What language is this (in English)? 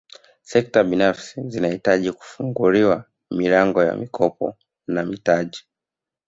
Swahili